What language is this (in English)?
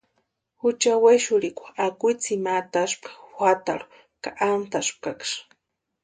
Western Highland Purepecha